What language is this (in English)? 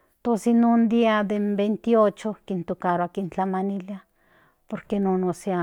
Central Nahuatl